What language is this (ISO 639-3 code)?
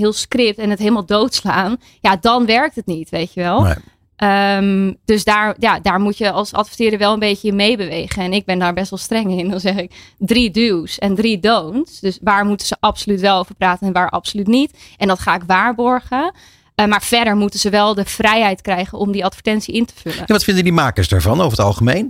nld